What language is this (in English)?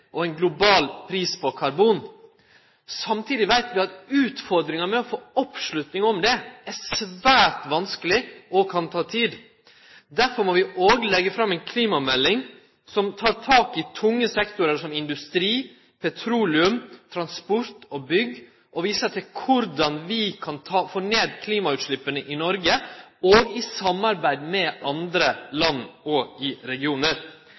Norwegian Nynorsk